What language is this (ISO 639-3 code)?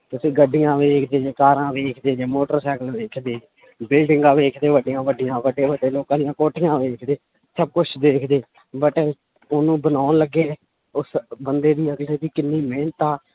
pan